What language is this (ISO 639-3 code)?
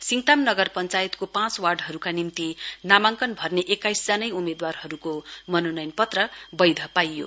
nep